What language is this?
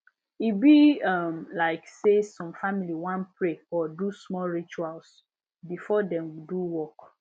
Nigerian Pidgin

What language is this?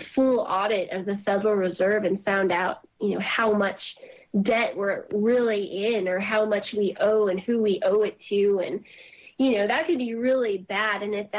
English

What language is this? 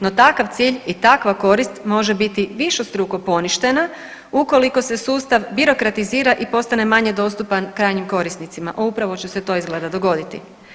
Croatian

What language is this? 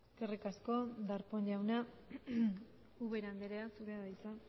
Basque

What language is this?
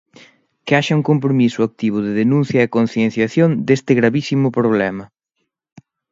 Galician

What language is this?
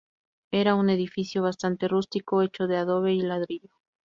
Spanish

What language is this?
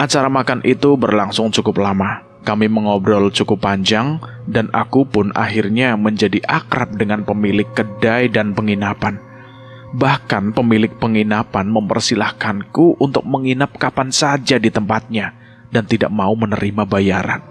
Indonesian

